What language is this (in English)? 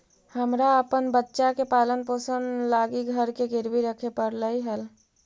Magahi